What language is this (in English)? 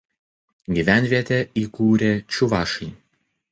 Lithuanian